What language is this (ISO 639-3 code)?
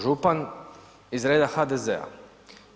hrv